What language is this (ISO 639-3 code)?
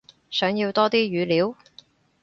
yue